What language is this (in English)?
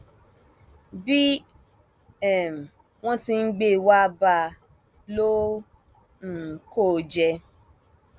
Yoruba